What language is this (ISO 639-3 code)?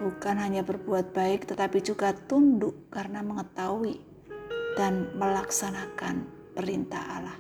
ind